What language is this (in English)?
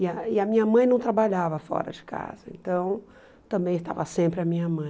Portuguese